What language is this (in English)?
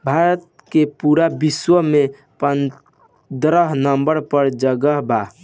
Bhojpuri